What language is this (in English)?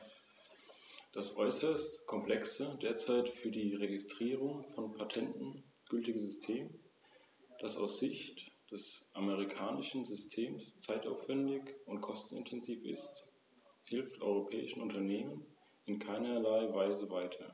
German